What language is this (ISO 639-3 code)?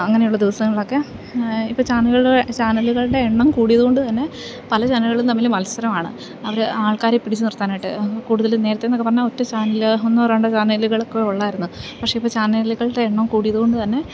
mal